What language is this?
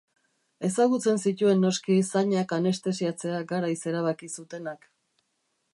Basque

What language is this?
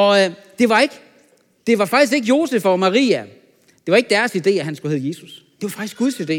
Danish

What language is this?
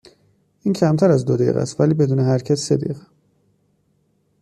Persian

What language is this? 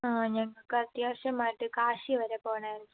Malayalam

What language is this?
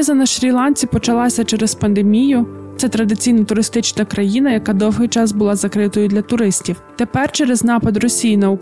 Ukrainian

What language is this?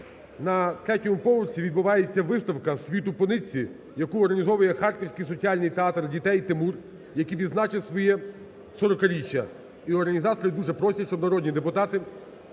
Ukrainian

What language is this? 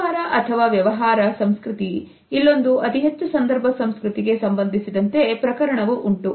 Kannada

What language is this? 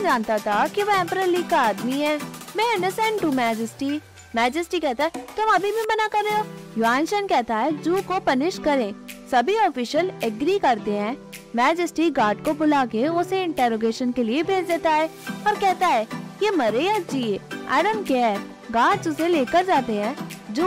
Hindi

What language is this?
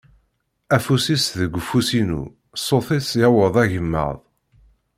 Kabyle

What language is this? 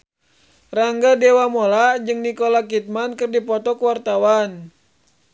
Sundanese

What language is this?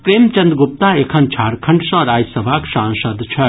Maithili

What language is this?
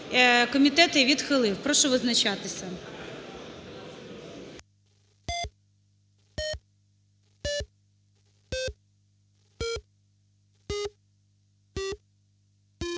Ukrainian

